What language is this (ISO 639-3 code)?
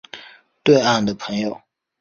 zho